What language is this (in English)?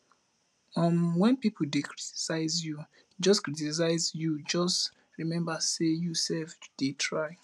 Nigerian Pidgin